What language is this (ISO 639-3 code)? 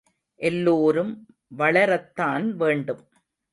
tam